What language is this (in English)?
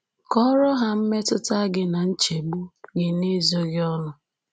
Igbo